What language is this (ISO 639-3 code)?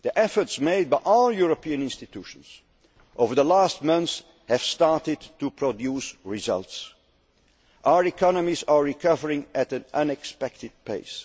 eng